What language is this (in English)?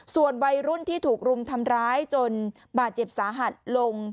Thai